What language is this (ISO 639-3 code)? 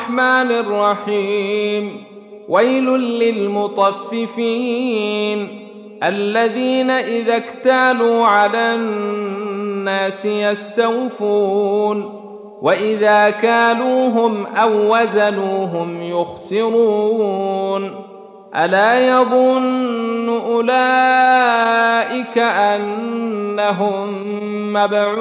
ara